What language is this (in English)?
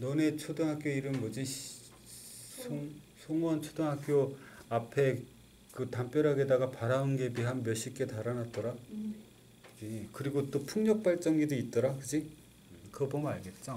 Korean